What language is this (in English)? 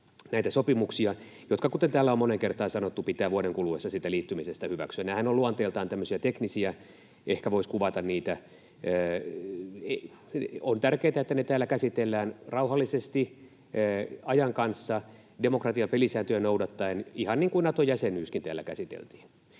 Finnish